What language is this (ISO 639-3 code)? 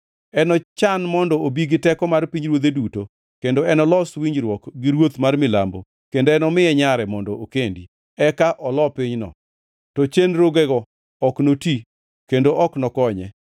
luo